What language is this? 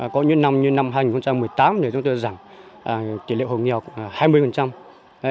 Vietnamese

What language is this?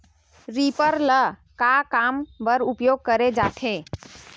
Chhattisgarhi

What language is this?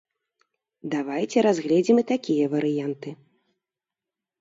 Belarusian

